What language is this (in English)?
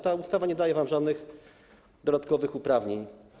Polish